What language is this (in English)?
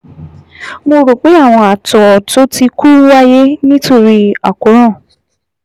Yoruba